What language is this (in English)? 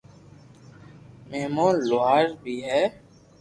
Loarki